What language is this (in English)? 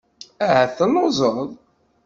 Kabyle